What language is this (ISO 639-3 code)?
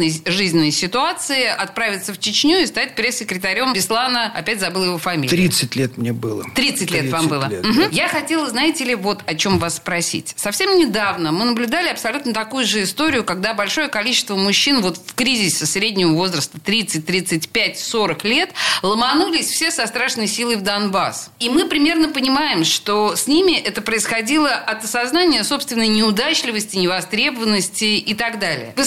rus